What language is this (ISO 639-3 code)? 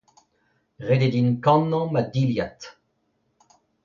bre